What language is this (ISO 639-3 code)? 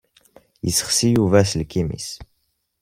kab